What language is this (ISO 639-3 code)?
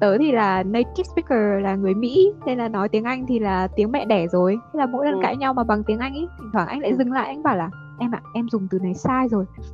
vie